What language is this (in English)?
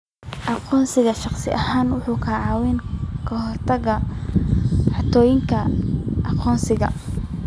Somali